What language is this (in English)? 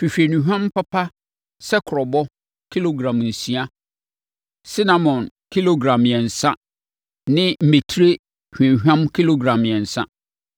Akan